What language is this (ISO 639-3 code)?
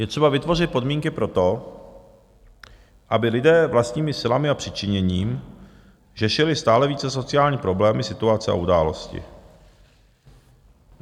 ces